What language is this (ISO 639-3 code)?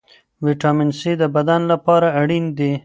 pus